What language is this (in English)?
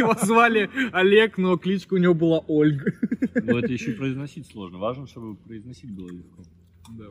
Russian